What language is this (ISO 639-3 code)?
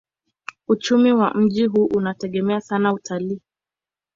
swa